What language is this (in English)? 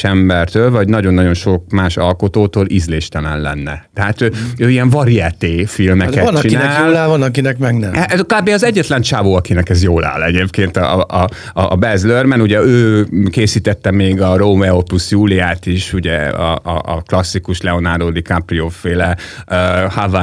Hungarian